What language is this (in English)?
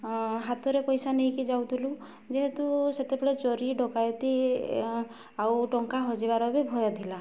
Odia